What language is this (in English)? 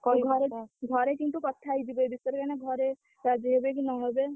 Odia